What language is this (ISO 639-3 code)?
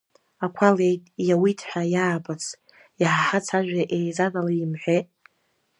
abk